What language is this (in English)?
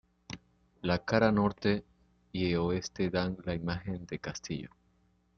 Spanish